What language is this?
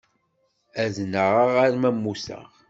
Kabyle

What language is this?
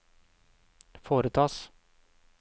Norwegian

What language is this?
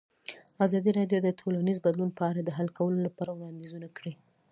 Pashto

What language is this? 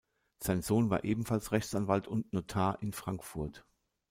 German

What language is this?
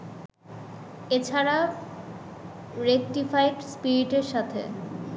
Bangla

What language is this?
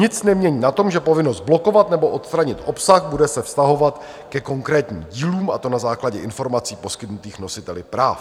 Czech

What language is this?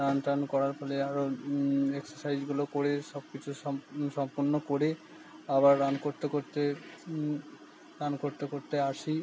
Bangla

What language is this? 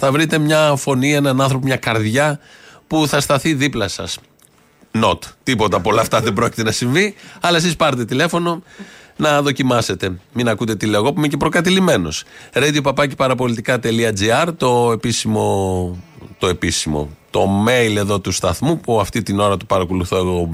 Greek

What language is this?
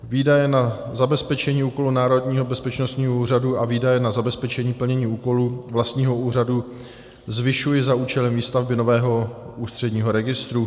Czech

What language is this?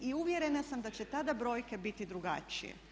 Croatian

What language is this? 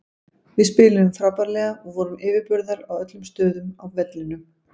Icelandic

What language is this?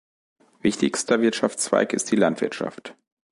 German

